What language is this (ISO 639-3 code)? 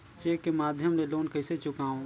hne